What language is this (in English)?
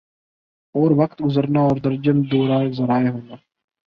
Urdu